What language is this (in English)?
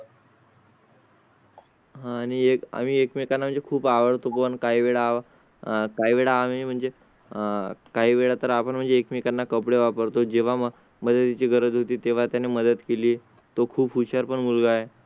Marathi